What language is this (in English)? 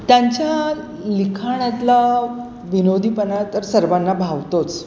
Marathi